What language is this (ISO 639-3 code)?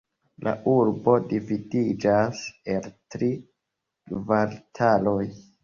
epo